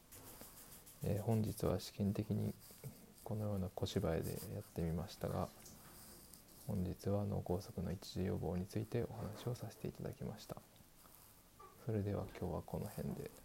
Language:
Japanese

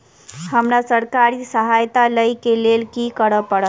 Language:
Maithili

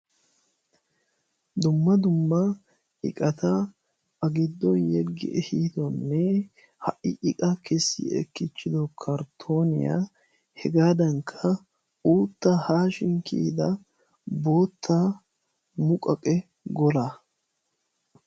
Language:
Wolaytta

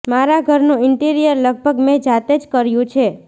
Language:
Gujarati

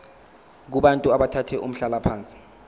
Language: Zulu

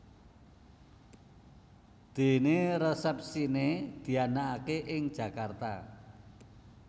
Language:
Javanese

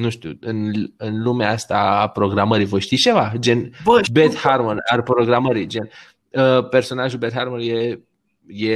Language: Romanian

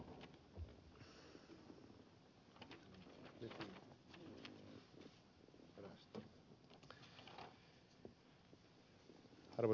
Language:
Finnish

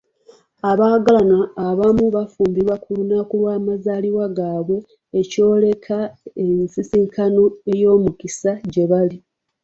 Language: Ganda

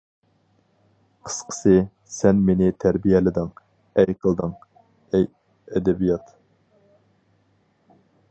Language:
Uyghur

